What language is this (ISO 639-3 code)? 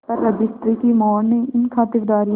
hin